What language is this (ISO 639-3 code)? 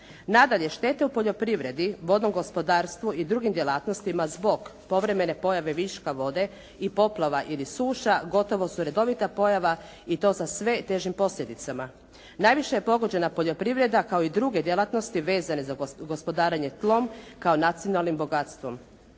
hrv